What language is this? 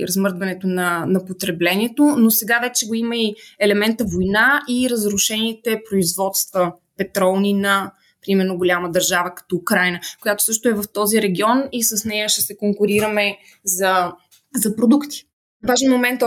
Bulgarian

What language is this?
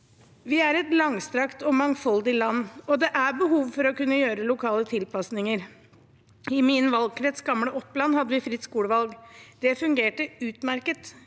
Norwegian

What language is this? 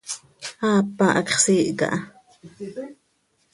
Seri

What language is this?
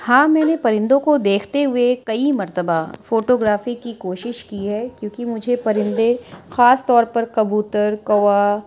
Urdu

